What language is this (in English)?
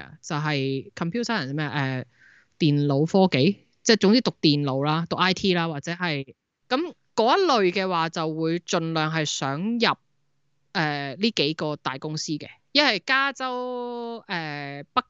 Chinese